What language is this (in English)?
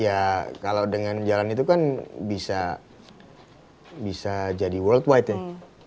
Indonesian